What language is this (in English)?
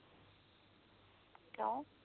Punjabi